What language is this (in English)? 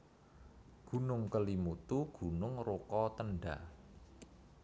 Javanese